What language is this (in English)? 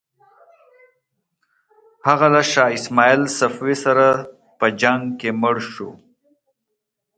Pashto